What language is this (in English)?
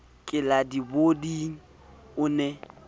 Southern Sotho